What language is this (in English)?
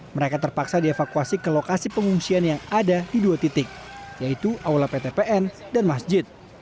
Indonesian